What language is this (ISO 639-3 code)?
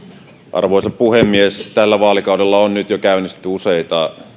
fin